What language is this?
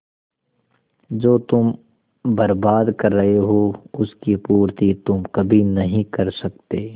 Hindi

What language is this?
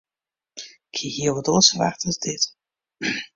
Western Frisian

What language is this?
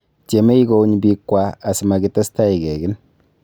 Kalenjin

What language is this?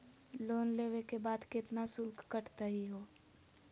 Magahi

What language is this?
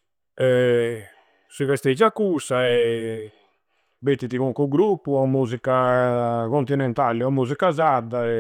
Campidanese Sardinian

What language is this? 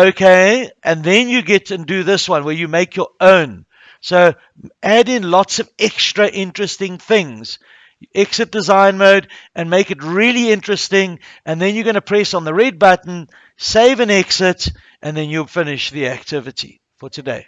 English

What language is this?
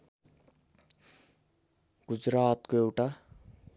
Nepali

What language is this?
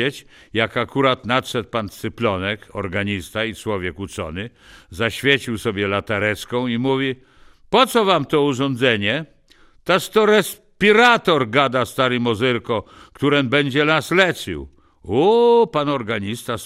Polish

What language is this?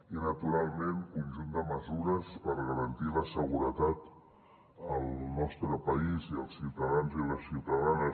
Catalan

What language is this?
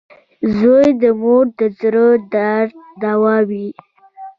Pashto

